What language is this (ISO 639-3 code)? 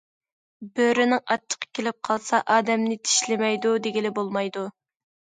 uig